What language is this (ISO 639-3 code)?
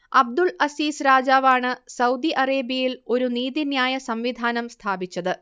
mal